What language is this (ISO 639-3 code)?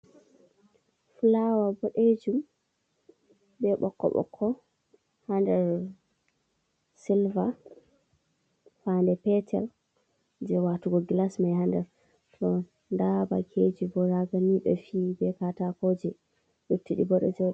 ful